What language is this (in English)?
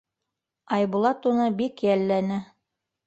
Bashkir